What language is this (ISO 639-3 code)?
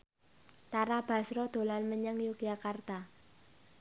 jav